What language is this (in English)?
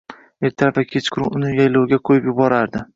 Uzbek